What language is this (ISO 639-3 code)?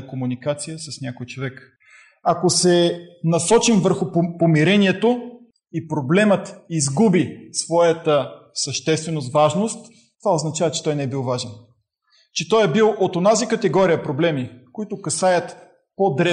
bul